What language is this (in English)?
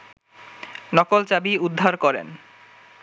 Bangla